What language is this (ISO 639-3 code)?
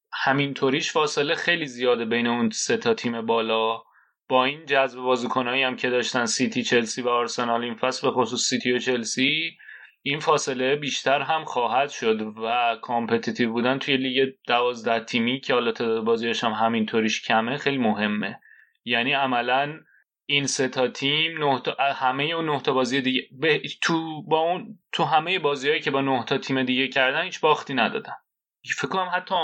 fas